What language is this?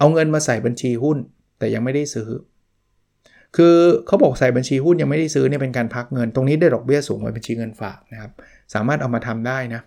Thai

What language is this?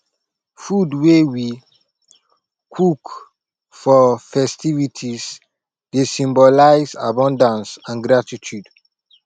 Nigerian Pidgin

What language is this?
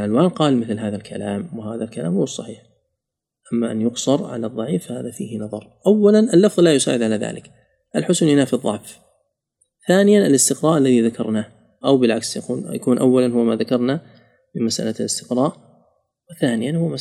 Arabic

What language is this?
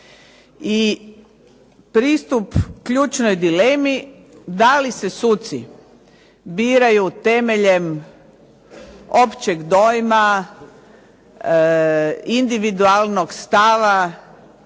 Croatian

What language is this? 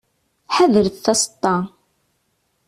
Kabyle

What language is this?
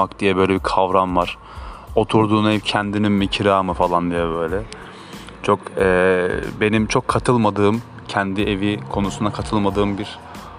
Turkish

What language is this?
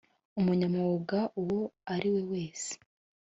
Kinyarwanda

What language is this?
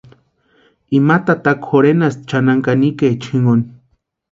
Western Highland Purepecha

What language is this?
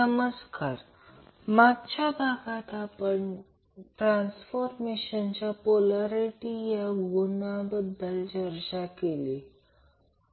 Marathi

